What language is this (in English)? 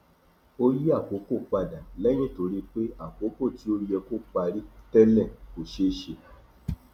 Yoruba